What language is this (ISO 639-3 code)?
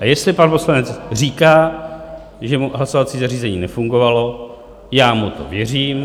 ces